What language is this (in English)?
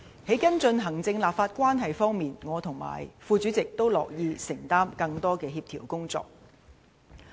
Cantonese